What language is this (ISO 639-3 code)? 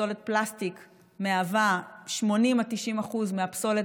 heb